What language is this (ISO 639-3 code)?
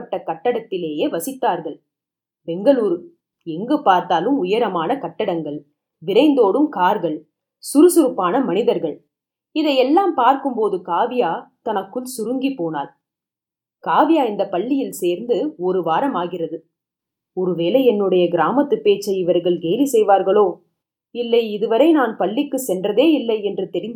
tam